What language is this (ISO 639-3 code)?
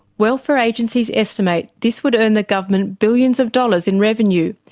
eng